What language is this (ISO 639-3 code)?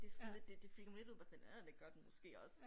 dan